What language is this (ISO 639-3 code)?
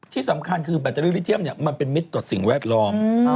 tha